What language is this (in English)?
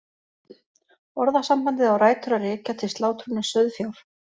Icelandic